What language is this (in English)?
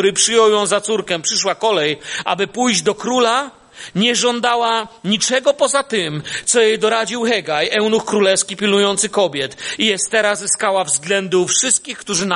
Polish